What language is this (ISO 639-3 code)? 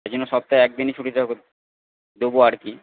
ben